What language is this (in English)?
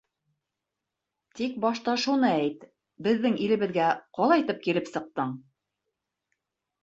Bashkir